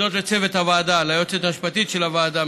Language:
Hebrew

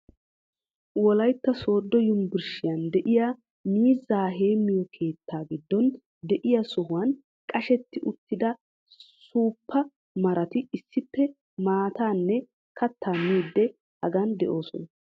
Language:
Wolaytta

